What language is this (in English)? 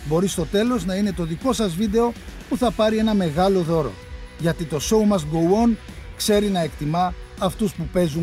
Greek